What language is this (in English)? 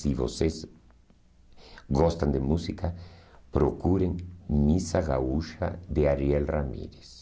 Portuguese